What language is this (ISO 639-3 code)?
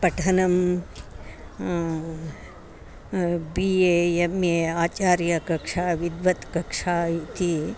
san